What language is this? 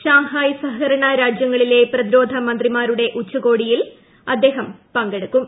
Malayalam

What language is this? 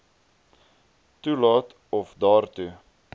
Afrikaans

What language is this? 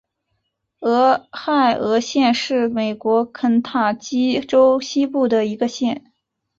Chinese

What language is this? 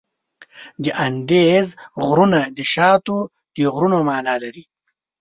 Pashto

